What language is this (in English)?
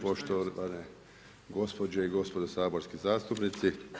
Croatian